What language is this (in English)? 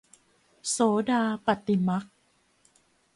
Thai